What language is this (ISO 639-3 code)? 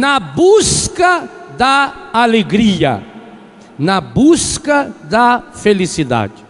por